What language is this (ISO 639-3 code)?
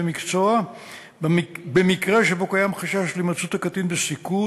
heb